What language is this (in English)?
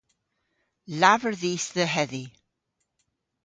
Cornish